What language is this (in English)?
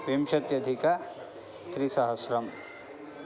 Sanskrit